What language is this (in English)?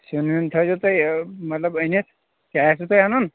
Kashmiri